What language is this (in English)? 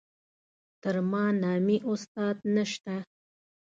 Pashto